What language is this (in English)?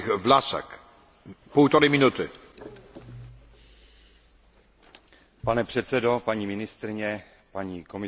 Czech